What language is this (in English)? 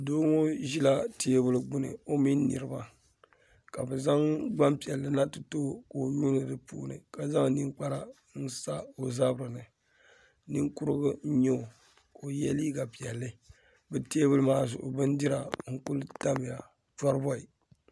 Dagbani